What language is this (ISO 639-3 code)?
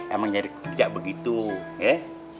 ind